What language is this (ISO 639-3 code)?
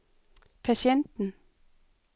dan